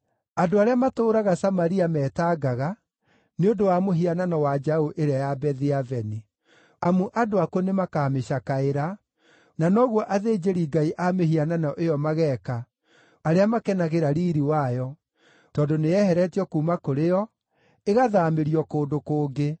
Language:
Kikuyu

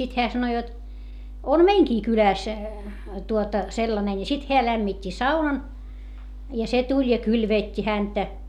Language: Finnish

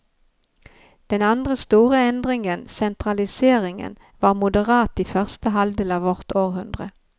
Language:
Norwegian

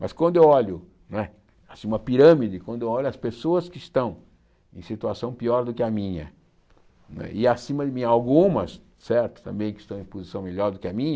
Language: Portuguese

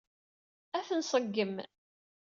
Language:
Kabyle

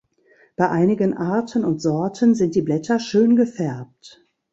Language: German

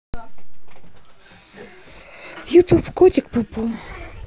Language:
Russian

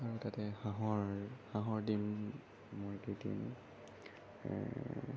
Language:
Assamese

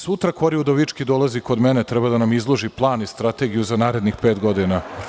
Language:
Serbian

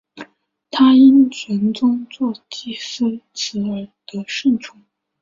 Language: Chinese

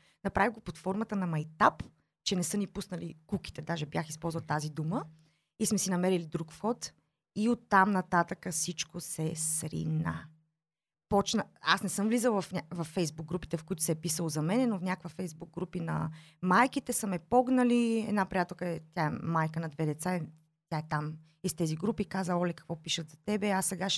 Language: Bulgarian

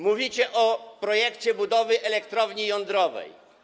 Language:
Polish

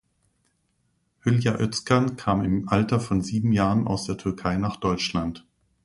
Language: German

